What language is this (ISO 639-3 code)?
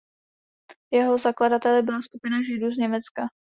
ces